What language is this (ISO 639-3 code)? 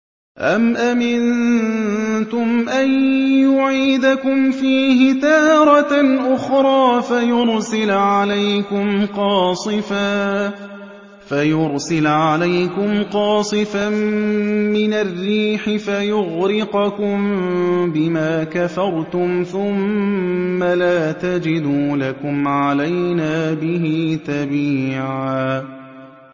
ara